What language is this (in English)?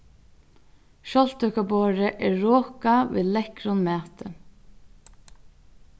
Faroese